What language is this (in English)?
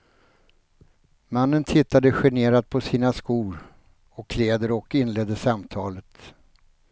Swedish